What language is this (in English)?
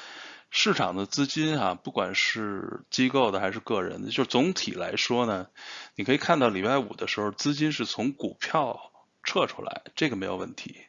Chinese